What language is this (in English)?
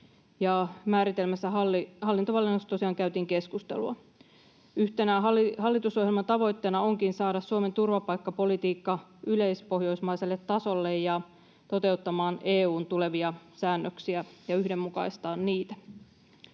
Finnish